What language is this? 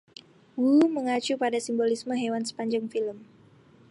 Indonesian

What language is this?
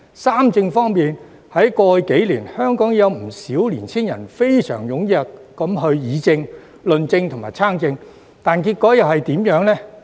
Cantonese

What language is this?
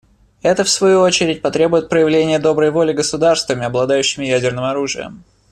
Russian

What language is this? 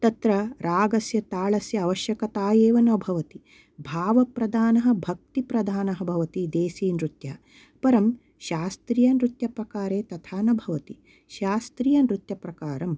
Sanskrit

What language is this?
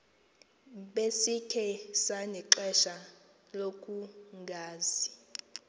Xhosa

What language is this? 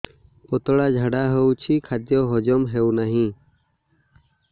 Odia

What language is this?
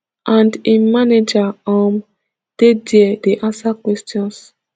Nigerian Pidgin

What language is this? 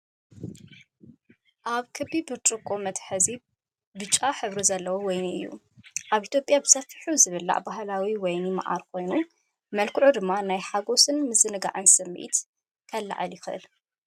Tigrinya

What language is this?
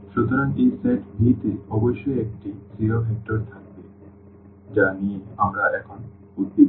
Bangla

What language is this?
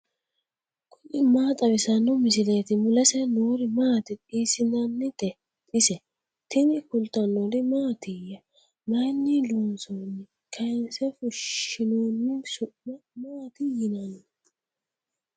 Sidamo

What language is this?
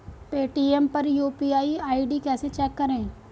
Hindi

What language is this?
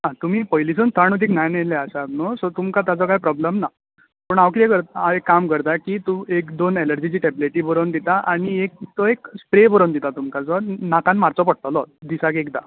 Konkani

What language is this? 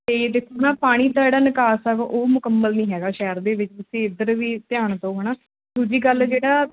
Punjabi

